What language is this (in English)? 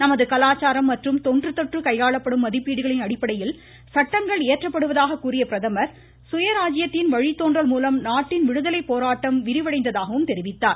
Tamil